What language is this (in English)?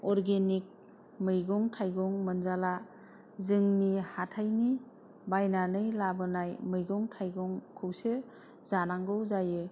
Bodo